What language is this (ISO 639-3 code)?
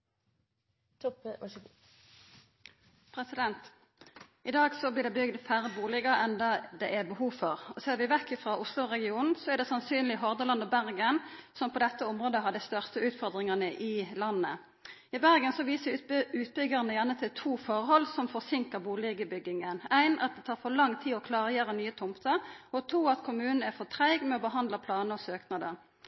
nor